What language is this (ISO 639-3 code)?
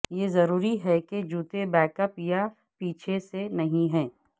urd